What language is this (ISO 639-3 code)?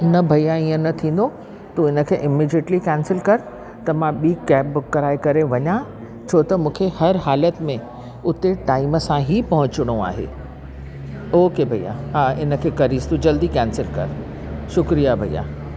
snd